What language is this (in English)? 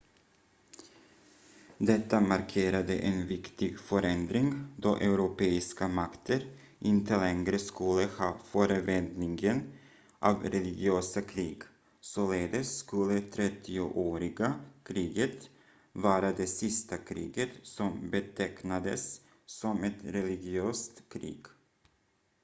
Swedish